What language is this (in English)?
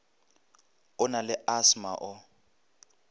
Northern Sotho